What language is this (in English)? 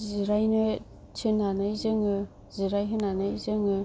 Bodo